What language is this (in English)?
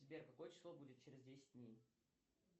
Russian